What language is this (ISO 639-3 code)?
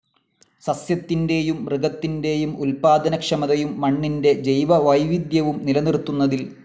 mal